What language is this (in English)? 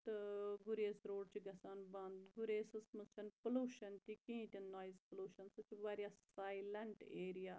Kashmiri